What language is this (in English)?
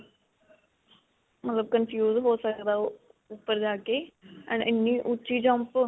Punjabi